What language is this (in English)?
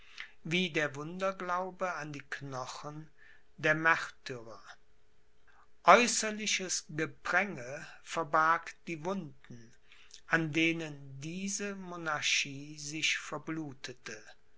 German